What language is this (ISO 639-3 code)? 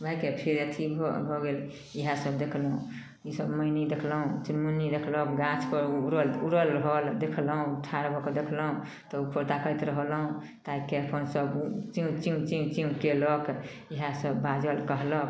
mai